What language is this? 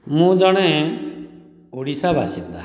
Odia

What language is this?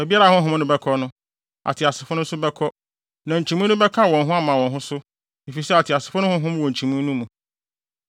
Akan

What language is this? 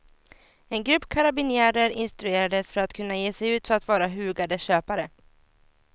Swedish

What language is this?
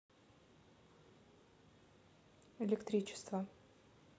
Russian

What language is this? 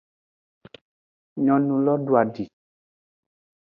Aja (Benin)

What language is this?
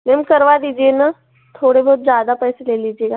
Hindi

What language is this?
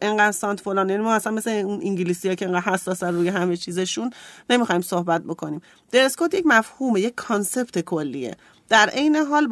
Persian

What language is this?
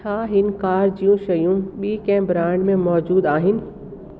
Sindhi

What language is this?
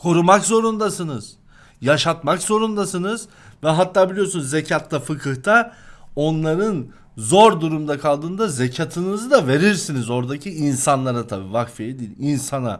Turkish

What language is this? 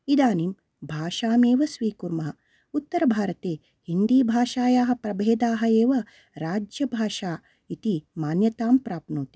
Sanskrit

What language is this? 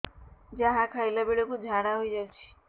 Odia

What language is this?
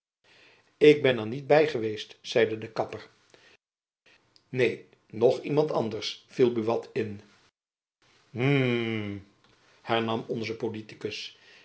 Dutch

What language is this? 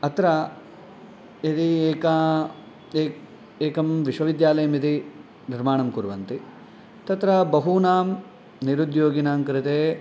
Sanskrit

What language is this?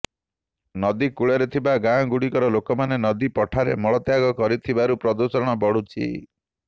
Odia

